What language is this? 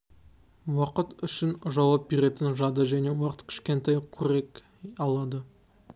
Kazakh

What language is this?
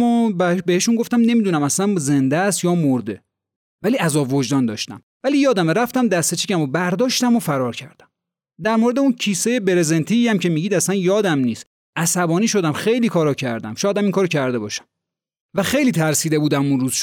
Persian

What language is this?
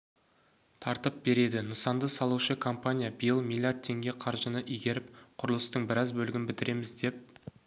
Kazakh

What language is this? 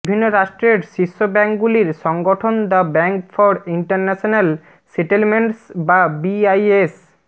Bangla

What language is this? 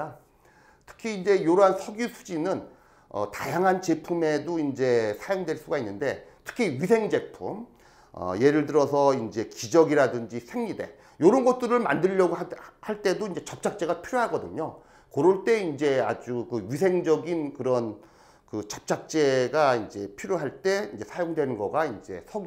Korean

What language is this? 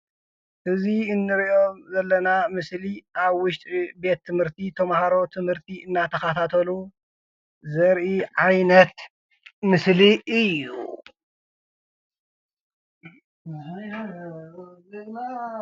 Tigrinya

